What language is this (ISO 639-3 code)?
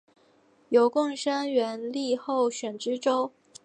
zho